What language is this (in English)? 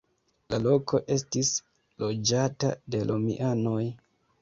Esperanto